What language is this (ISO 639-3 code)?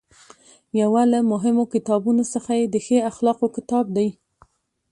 pus